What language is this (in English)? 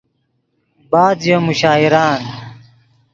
Yidgha